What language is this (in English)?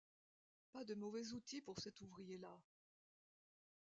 French